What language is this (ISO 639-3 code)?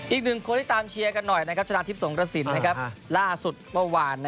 tha